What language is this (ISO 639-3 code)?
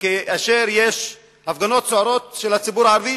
heb